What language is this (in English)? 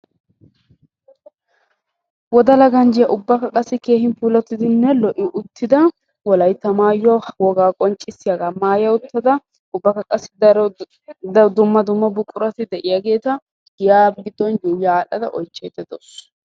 Wolaytta